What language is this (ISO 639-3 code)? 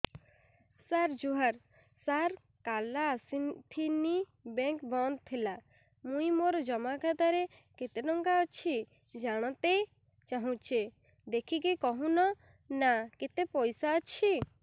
ori